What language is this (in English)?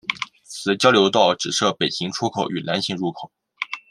Chinese